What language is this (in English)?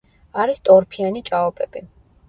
Georgian